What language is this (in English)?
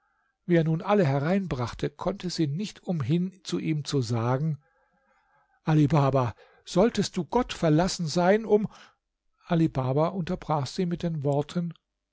German